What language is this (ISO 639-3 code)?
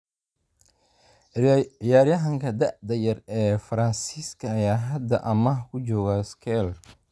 som